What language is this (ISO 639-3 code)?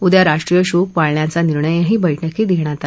mar